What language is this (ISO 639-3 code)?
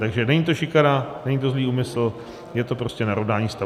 ces